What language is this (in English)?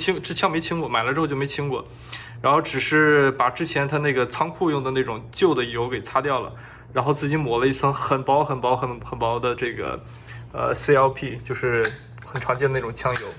Chinese